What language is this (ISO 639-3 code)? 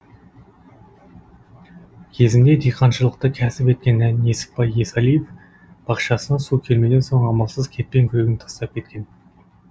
kaz